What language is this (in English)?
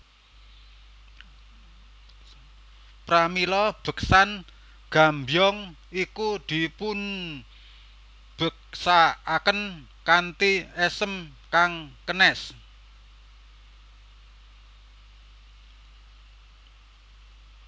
Javanese